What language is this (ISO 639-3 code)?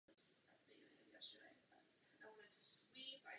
ces